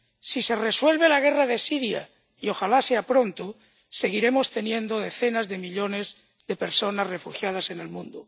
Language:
Spanish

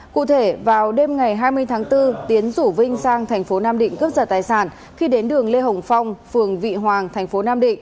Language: Vietnamese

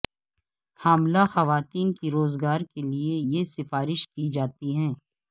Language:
Urdu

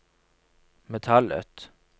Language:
Norwegian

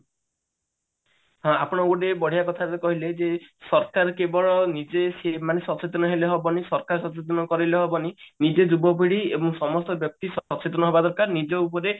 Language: Odia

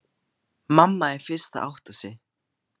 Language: Icelandic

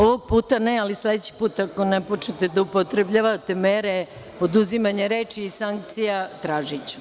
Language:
Serbian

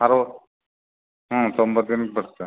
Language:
Kannada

